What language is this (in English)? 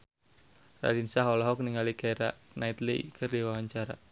Sundanese